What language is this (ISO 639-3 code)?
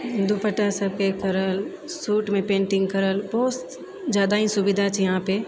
mai